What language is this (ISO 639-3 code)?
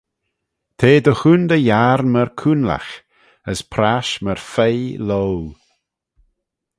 glv